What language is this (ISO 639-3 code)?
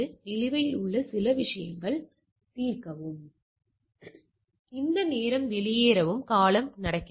tam